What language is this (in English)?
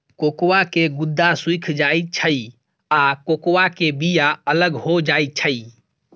Maithili